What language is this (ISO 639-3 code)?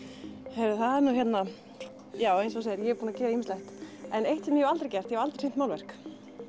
isl